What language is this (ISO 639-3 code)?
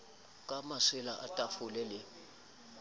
sot